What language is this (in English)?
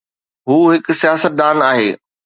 Sindhi